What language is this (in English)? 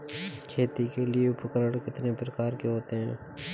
Hindi